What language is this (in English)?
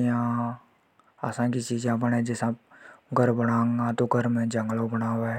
Hadothi